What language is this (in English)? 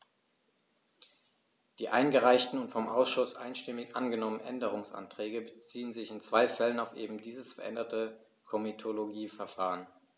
German